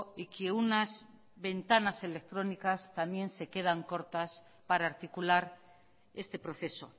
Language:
Spanish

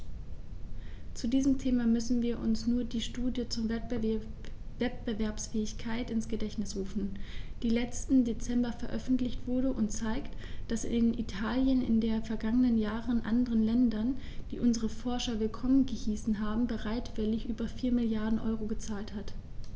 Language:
German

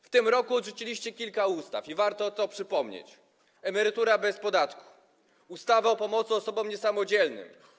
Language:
Polish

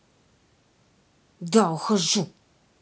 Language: Russian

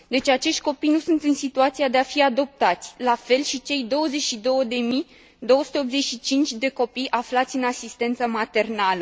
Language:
Romanian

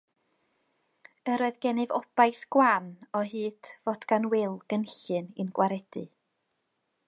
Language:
Welsh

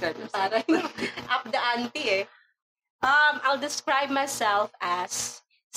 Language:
Filipino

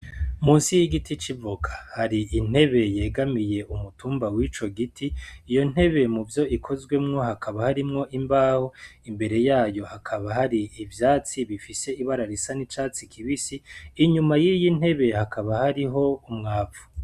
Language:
Rundi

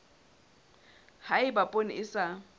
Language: Southern Sotho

